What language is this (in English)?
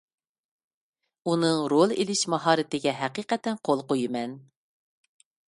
Uyghur